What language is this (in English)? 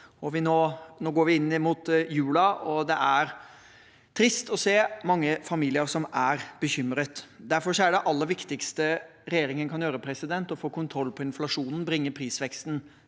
Norwegian